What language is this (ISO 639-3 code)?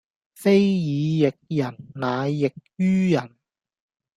yue